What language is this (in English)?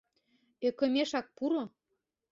Mari